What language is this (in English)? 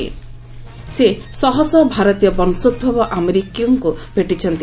Odia